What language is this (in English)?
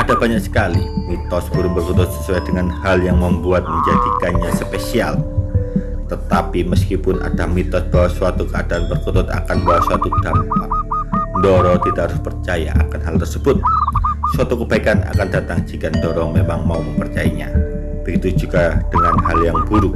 Indonesian